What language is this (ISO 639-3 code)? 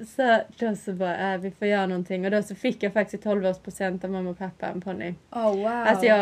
swe